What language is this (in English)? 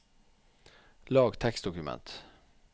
Norwegian